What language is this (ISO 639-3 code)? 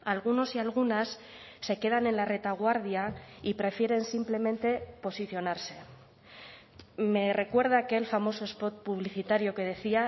spa